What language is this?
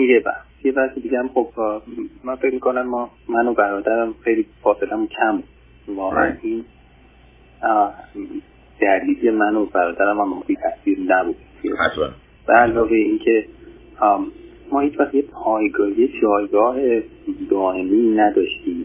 Persian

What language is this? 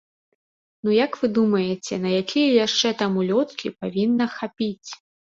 Belarusian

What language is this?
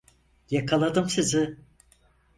Turkish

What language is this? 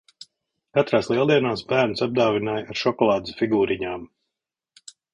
Latvian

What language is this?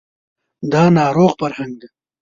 Pashto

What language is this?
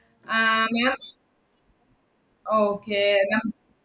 Malayalam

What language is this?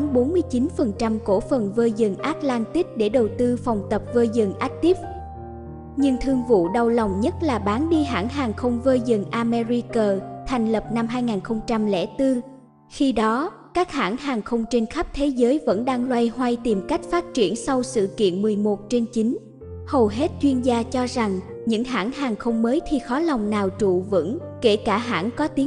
Vietnamese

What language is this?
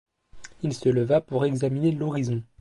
French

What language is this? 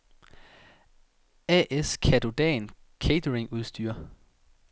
Danish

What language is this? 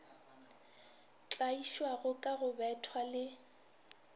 Northern Sotho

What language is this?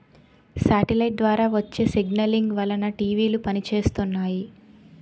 Telugu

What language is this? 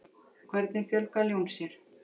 Icelandic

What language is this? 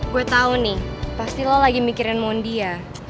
Indonesian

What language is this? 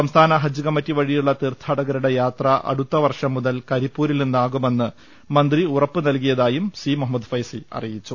Malayalam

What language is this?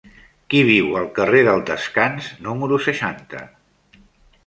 Catalan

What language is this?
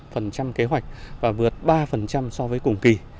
Vietnamese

